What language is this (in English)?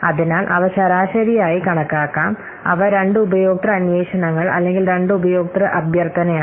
Malayalam